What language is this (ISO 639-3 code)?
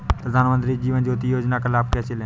hin